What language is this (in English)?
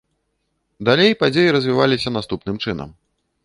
Belarusian